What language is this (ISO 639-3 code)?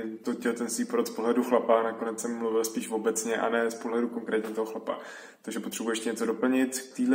ces